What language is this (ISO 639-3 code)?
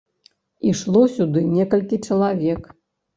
bel